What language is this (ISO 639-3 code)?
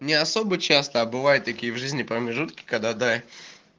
rus